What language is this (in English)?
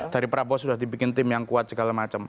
Indonesian